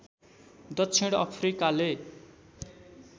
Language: Nepali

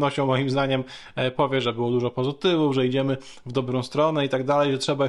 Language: Polish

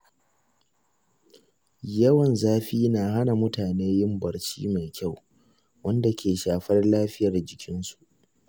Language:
Hausa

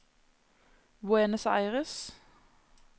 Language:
Norwegian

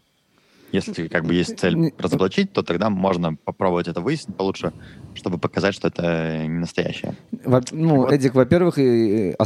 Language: Russian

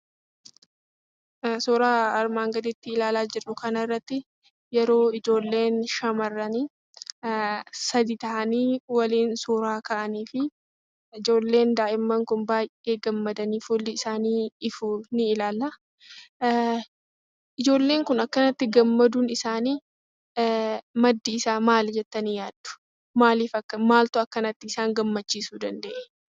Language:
Oromo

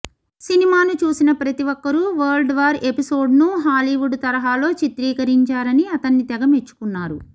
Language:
Telugu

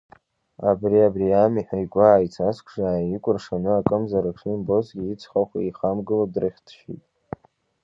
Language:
Abkhazian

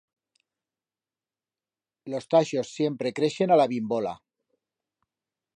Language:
Aragonese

